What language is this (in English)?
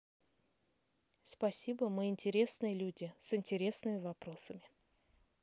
Russian